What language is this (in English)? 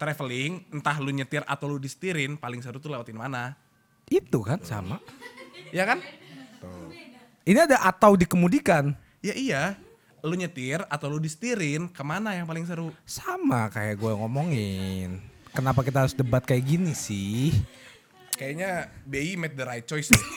Indonesian